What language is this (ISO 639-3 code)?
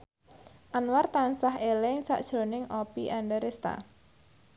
jav